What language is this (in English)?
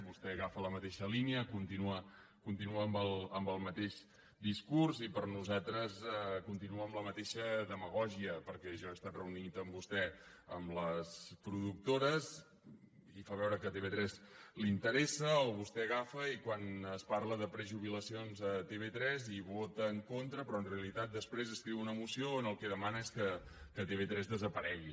Catalan